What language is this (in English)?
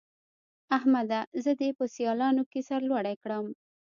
Pashto